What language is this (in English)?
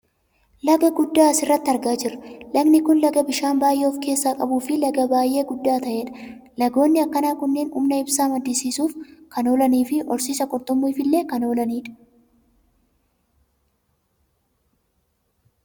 Oromo